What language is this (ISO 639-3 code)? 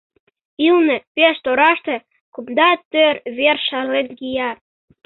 chm